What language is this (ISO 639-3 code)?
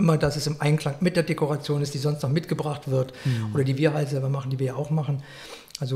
deu